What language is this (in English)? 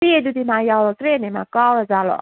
Manipuri